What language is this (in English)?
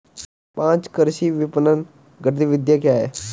Hindi